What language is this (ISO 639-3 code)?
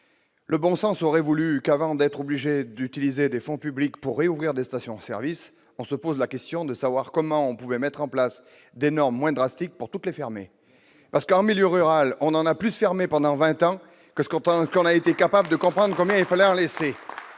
fra